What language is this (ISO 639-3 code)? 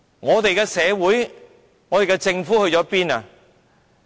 yue